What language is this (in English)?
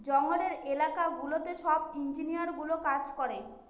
Bangla